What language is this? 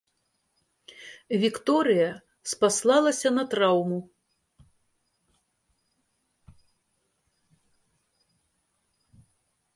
Belarusian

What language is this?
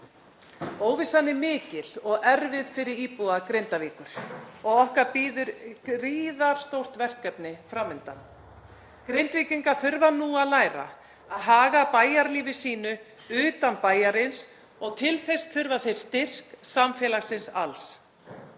Icelandic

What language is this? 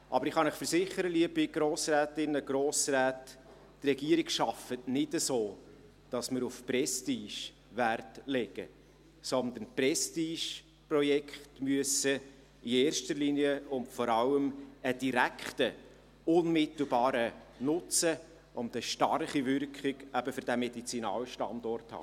Swiss German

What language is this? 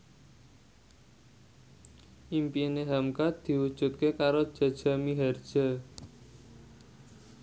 Javanese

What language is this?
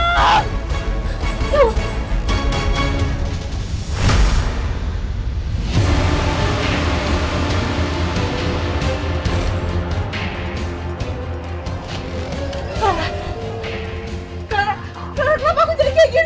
Indonesian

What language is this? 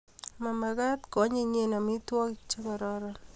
Kalenjin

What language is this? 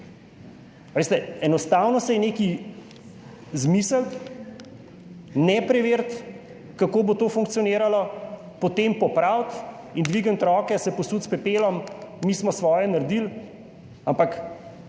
Slovenian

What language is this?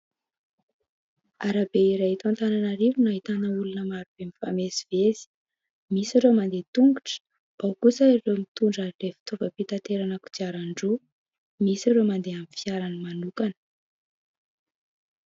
Malagasy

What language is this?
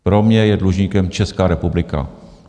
Czech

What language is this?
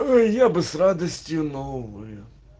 Russian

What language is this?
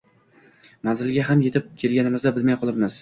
Uzbek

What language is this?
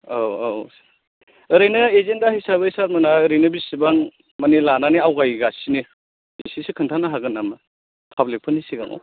Bodo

